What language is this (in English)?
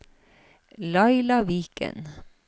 Norwegian